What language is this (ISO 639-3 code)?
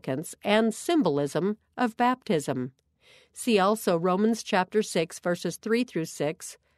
eng